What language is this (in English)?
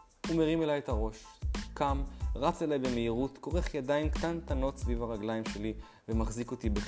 Hebrew